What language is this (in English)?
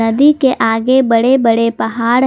Hindi